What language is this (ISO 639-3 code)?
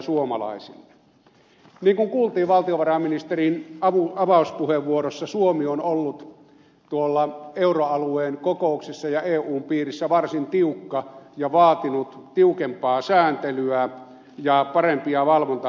fin